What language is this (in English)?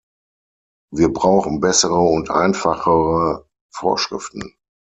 German